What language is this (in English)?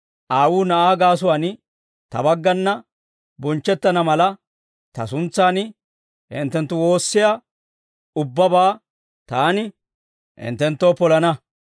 Dawro